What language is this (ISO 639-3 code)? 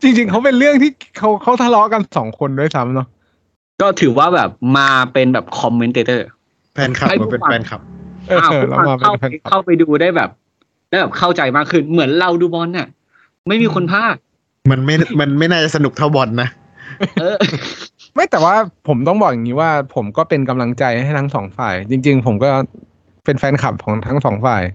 tha